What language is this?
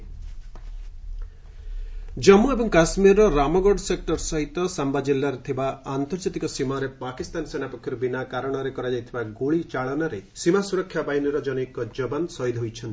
Odia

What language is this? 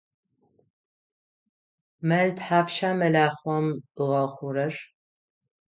Adyghe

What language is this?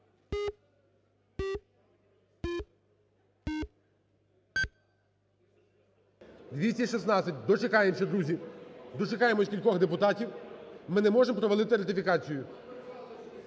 Ukrainian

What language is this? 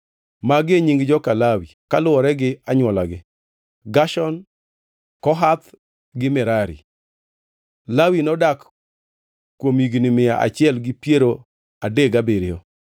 Luo (Kenya and Tanzania)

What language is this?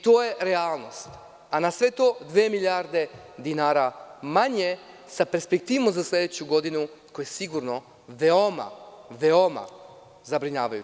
Serbian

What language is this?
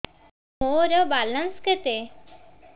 Odia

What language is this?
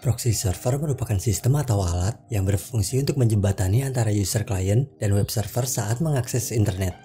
Indonesian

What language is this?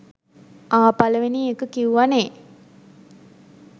Sinhala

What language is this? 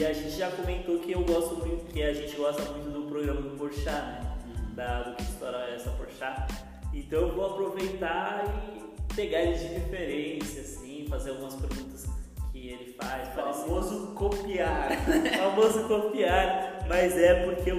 Portuguese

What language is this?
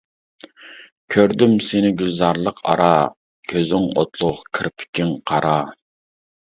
Uyghur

